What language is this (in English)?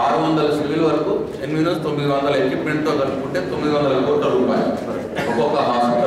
Indonesian